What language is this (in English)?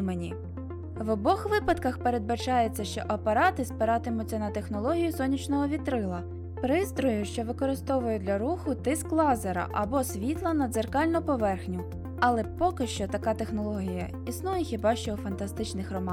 Ukrainian